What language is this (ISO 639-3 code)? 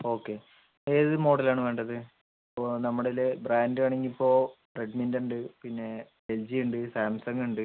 mal